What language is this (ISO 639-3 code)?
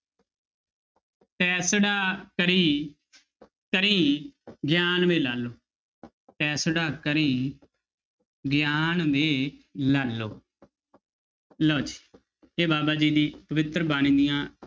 pan